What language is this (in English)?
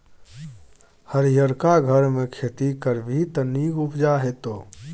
Maithili